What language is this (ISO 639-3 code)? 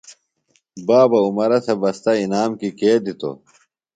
phl